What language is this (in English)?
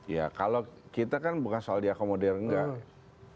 Indonesian